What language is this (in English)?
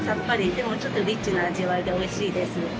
Japanese